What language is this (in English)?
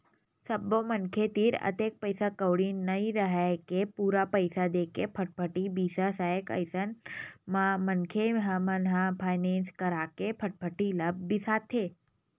Chhattisgarhi